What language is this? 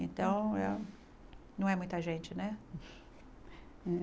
Portuguese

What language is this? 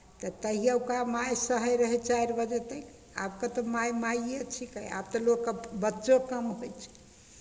Maithili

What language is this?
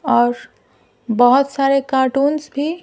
Hindi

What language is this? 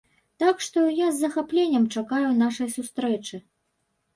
Belarusian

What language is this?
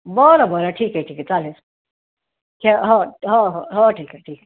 Marathi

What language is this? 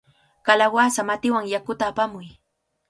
Cajatambo North Lima Quechua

